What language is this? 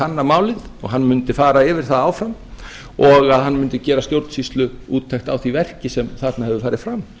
Icelandic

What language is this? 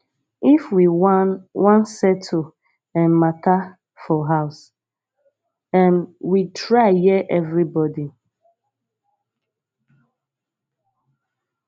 Nigerian Pidgin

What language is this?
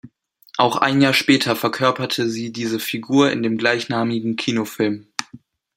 German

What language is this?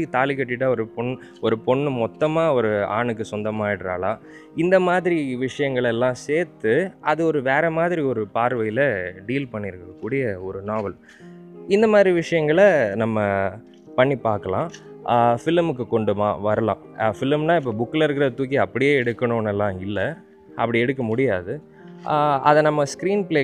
Tamil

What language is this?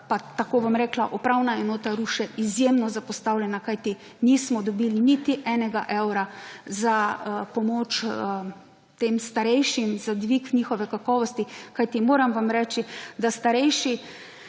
Slovenian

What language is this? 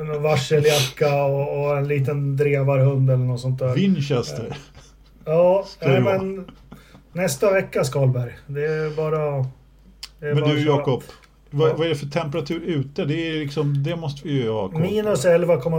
Swedish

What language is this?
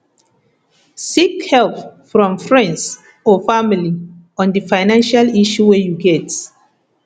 Nigerian Pidgin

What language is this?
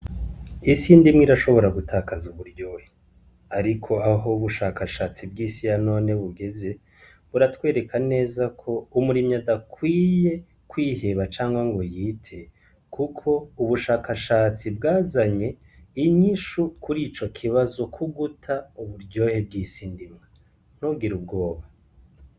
Rundi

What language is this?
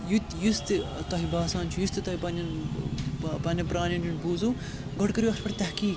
Kashmiri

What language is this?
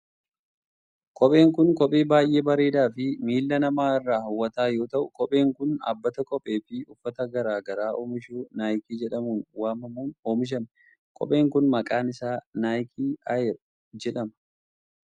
Oromo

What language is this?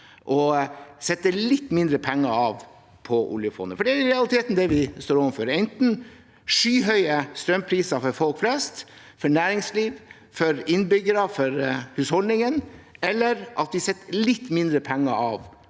Norwegian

